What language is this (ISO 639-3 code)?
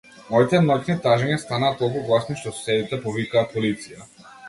mkd